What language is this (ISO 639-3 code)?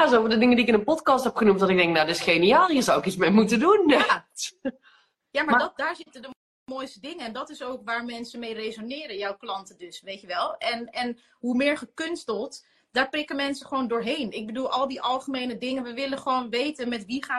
nld